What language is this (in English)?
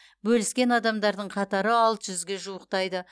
Kazakh